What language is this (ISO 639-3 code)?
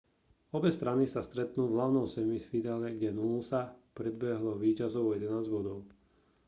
slk